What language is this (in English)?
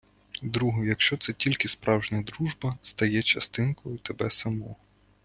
Ukrainian